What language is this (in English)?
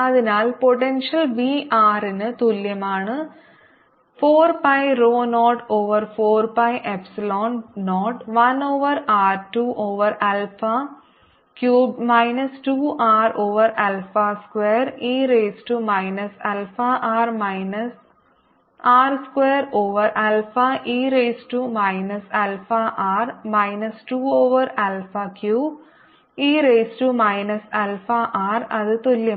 Malayalam